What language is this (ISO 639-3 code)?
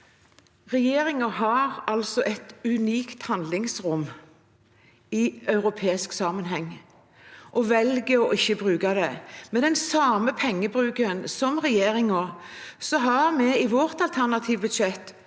nor